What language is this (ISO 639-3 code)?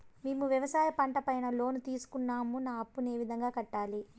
tel